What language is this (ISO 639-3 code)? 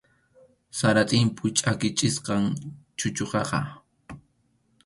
qxu